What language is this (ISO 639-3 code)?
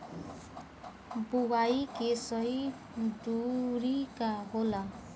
bho